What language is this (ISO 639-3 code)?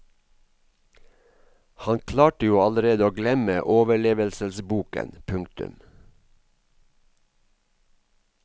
nor